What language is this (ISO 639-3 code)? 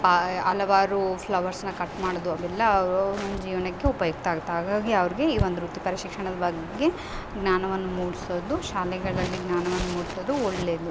kan